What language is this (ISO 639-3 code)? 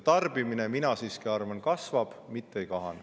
est